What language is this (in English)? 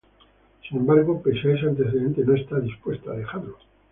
Spanish